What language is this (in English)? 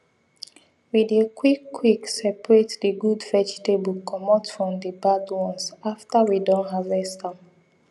Nigerian Pidgin